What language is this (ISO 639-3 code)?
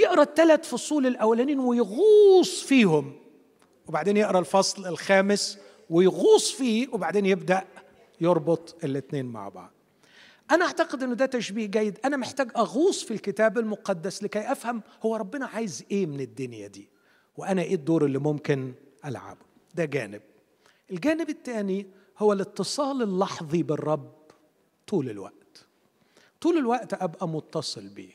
ara